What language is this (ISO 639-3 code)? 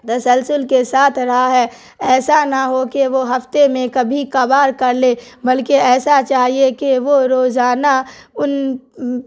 urd